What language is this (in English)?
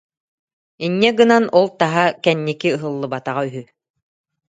Yakut